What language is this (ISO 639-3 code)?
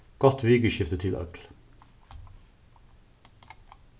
fao